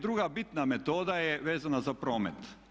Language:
Croatian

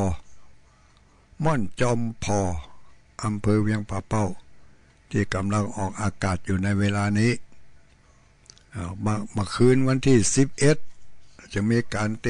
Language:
Thai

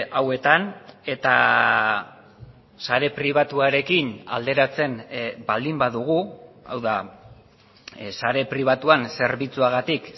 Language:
Basque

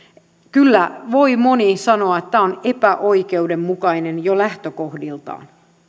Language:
Finnish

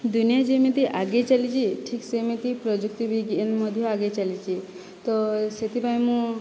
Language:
Odia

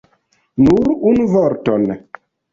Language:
Esperanto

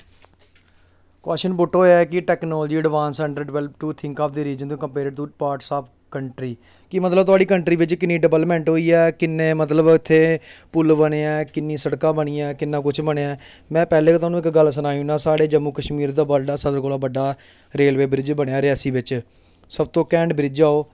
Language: Dogri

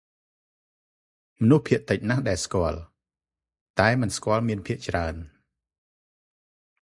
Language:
Khmer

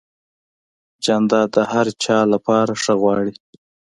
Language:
Pashto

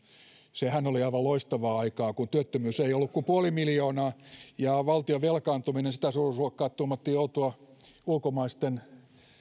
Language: Finnish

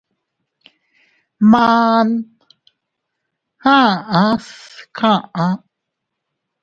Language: Teutila Cuicatec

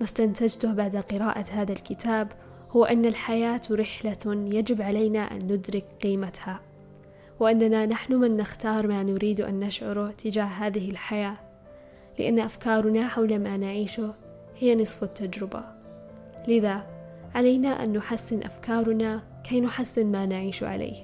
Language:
Arabic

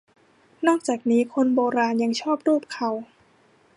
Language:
Thai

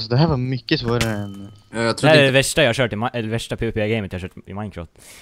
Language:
Swedish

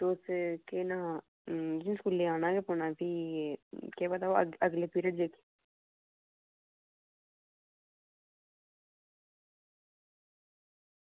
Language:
Dogri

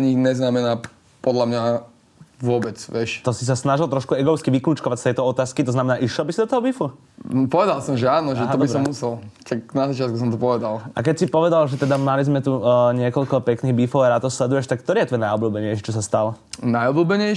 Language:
Slovak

